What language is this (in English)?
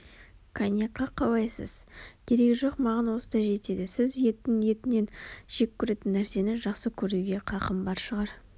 Kazakh